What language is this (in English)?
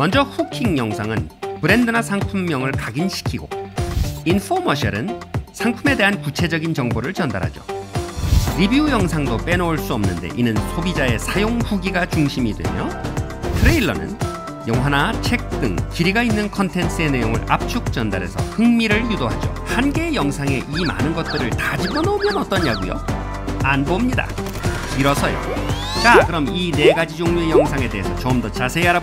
Korean